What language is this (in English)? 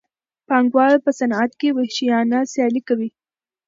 Pashto